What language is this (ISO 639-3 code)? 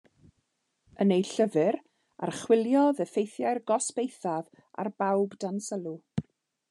cym